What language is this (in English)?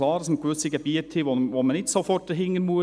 Swiss German